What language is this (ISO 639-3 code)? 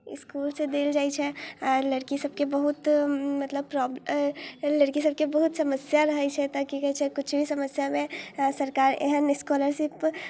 mai